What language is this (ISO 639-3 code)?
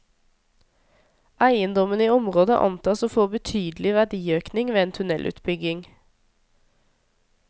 nor